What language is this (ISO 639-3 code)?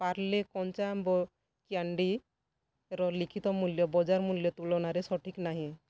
ori